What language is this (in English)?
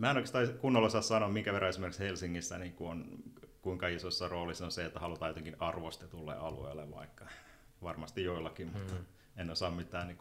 Finnish